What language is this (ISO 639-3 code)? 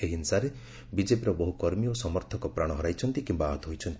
ori